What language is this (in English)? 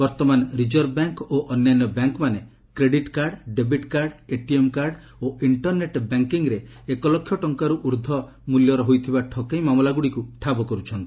Odia